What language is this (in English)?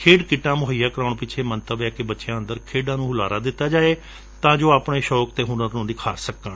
Punjabi